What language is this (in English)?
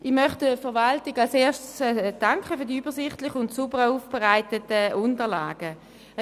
Swiss German